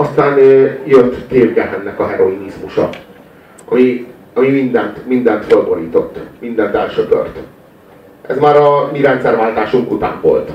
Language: Hungarian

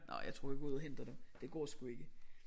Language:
Danish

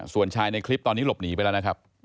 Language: Thai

